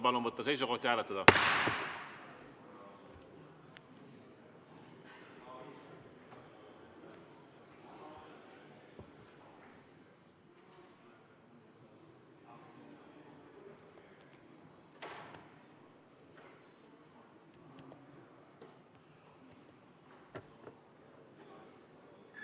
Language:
Estonian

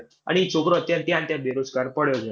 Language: Gujarati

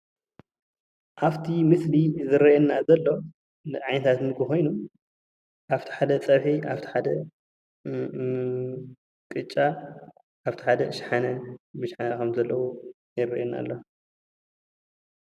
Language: Tigrinya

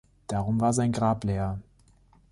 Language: German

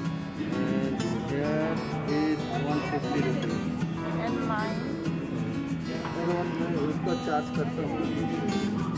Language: Korean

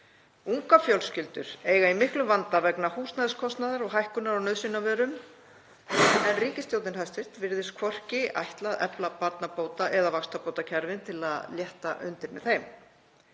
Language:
Icelandic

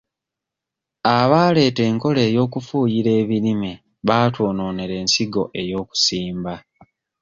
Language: Ganda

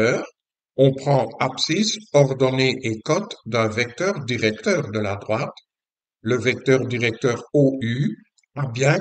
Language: French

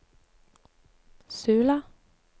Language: Norwegian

